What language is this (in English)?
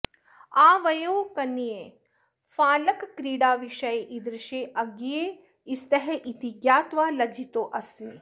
Sanskrit